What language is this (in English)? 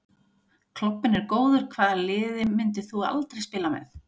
Icelandic